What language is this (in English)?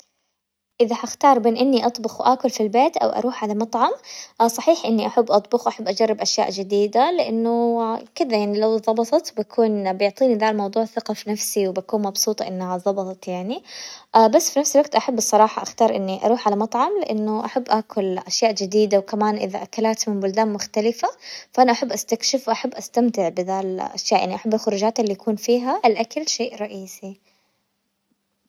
Hijazi Arabic